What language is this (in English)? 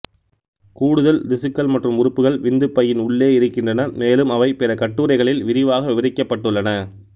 Tamil